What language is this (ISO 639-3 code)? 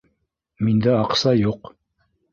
bak